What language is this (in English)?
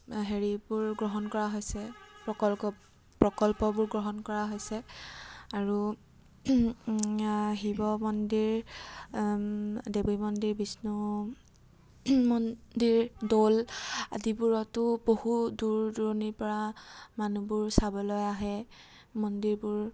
Assamese